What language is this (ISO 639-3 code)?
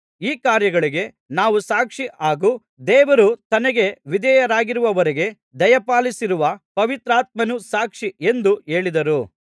kan